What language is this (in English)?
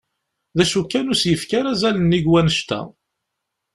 Kabyle